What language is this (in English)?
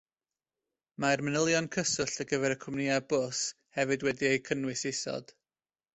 Welsh